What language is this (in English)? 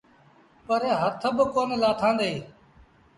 Sindhi Bhil